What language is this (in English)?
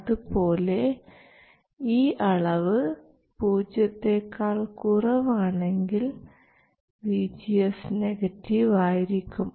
Malayalam